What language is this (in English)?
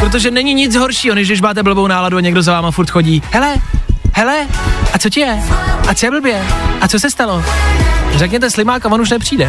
Czech